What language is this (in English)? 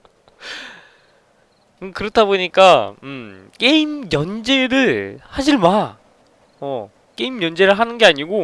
Korean